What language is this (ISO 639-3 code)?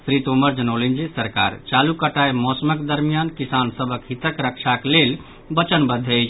mai